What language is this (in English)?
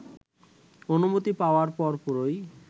Bangla